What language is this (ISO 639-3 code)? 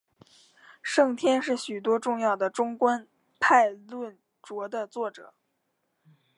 zho